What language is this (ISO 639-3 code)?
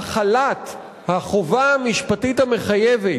heb